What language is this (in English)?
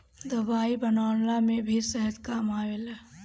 Bhojpuri